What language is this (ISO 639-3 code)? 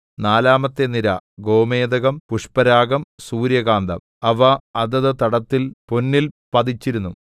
mal